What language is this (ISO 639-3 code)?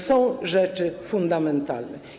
pol